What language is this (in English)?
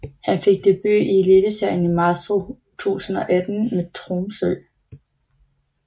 Danish